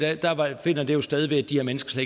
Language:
Danish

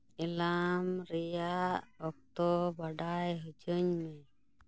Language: Santali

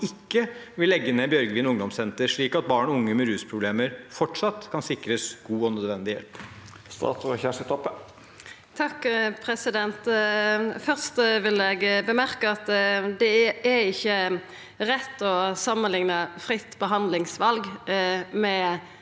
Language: Norwegian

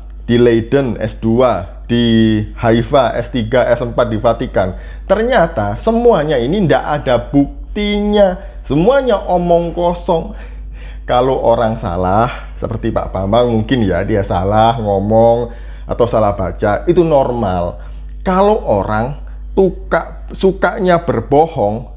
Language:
Indonesian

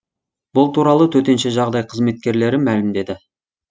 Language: Kazakh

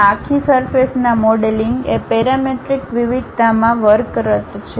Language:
Gujarati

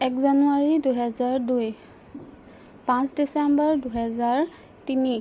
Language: Assamese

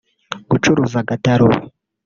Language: Kinyarwanda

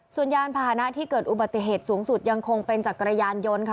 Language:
Thai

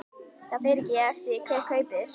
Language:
Icelandic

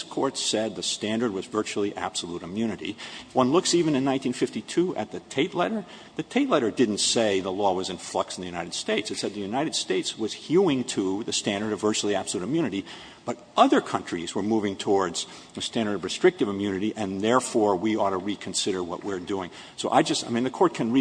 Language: English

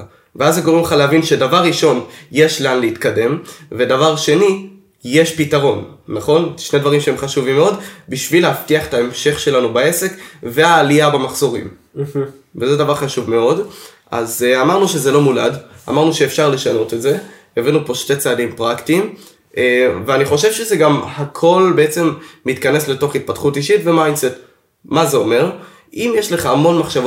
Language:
Hebrew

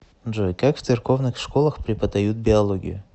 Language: Russian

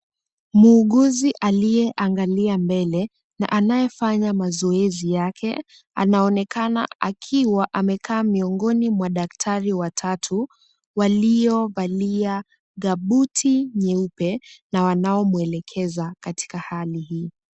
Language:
Swahili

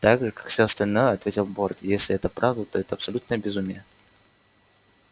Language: Russian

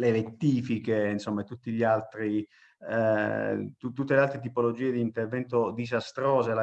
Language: Italian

